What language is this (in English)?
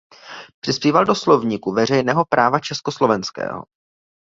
Czech